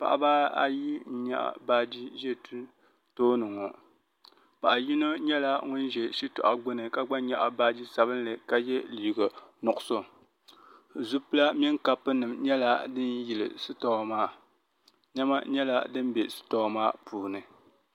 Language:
Dagbani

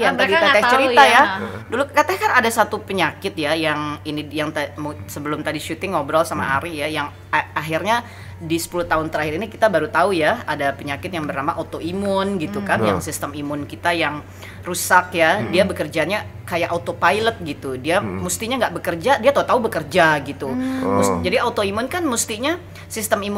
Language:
Indonesian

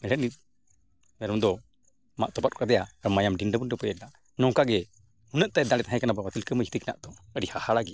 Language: Santali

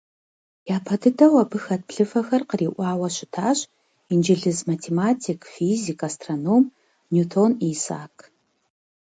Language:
Kabardian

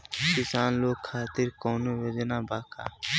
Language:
Bhojpuri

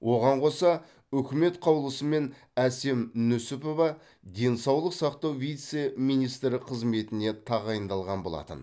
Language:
Kazakh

